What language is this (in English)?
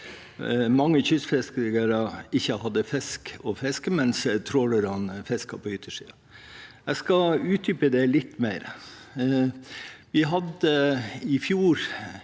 Norwegian